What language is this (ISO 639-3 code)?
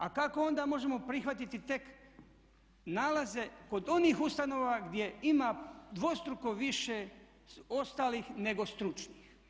hrv